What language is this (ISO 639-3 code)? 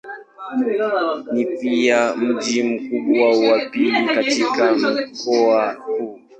swa